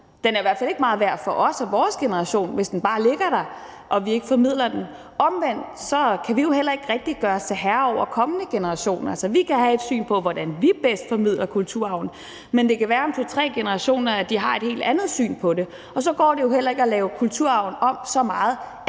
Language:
Danish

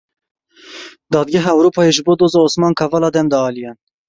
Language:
Kurdish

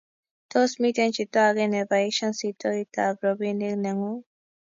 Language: Kalenjin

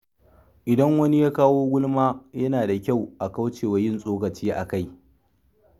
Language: Hausa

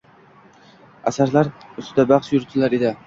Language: Uzbek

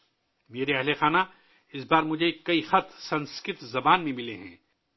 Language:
Urdu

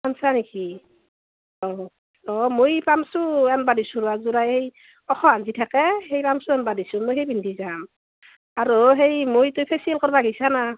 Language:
Assamese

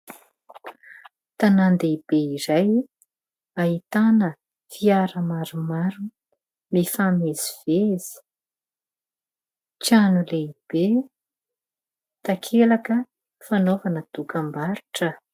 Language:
Malagasy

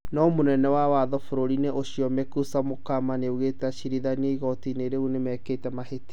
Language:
Kikuyu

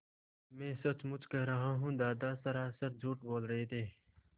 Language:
Hindi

